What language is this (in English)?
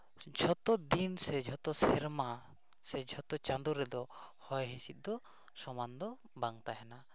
Santali